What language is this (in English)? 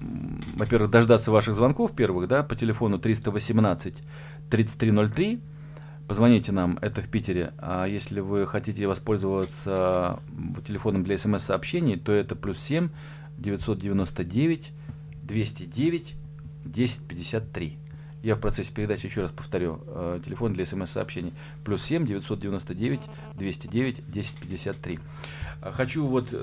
Russian